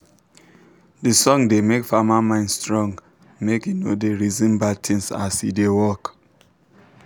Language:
Nigerian Pidgin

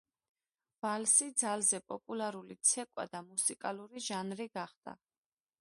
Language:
Georgian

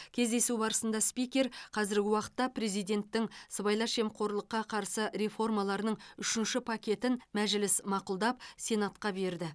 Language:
Kazakh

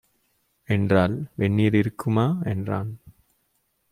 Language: Tamil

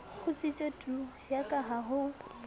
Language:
Southern Sotho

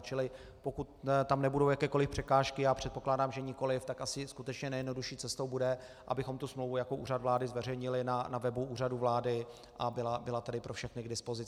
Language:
Czech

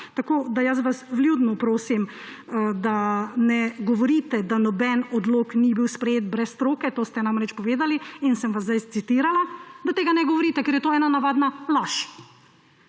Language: Slovenian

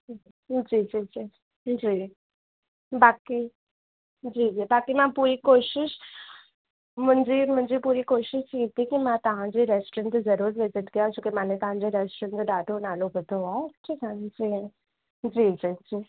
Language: Sindhi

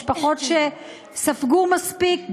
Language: Hebrew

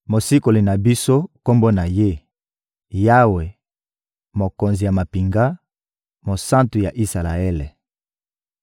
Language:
Lingala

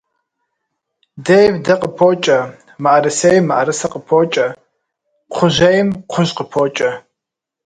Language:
Kabardian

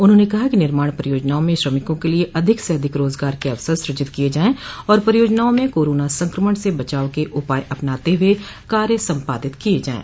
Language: Hindi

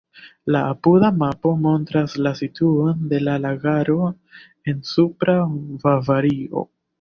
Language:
Esperanto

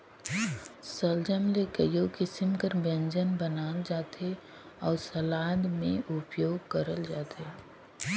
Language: Chhattisgarhi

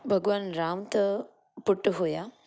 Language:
Sindhi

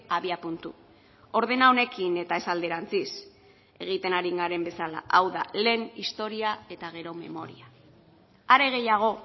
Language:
Basque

